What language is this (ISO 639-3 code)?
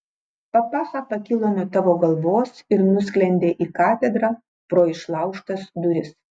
lit